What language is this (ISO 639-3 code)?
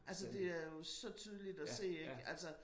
dan